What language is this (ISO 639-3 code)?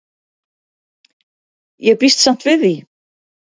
isl